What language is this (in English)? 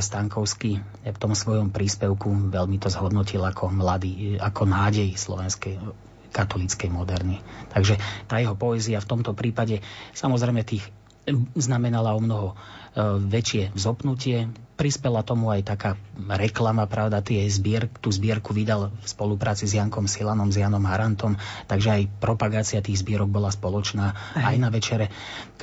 Slovak